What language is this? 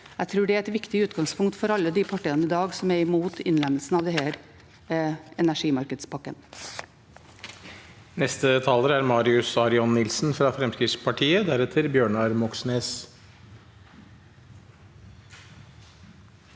Norwegian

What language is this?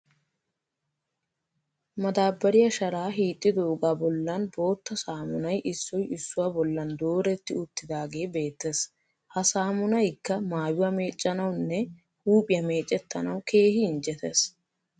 Wolaytta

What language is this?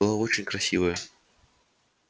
Russian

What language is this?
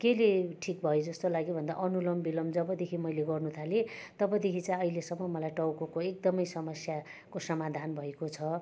Nepali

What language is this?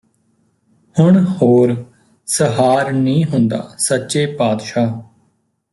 Punjabi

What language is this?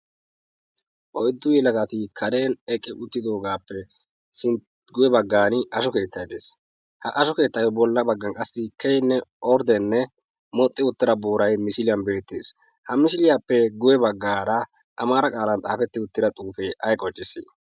Wolaytta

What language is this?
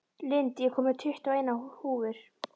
Icelandic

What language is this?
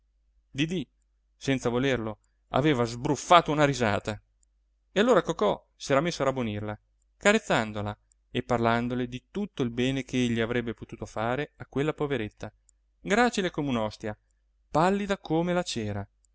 Italian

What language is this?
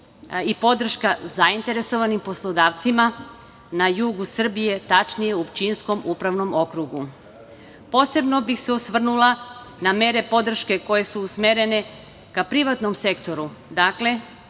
Serbian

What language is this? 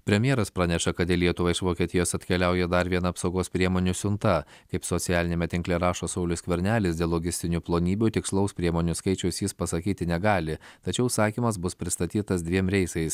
Lithuanian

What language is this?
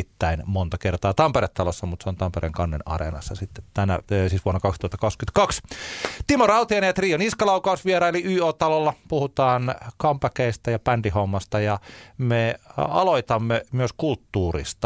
Finnish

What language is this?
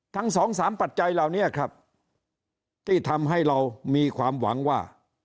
Thai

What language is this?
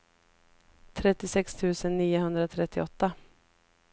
Swedish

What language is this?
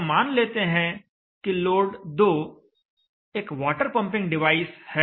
Hindi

